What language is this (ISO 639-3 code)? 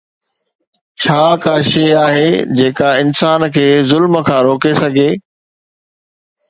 snd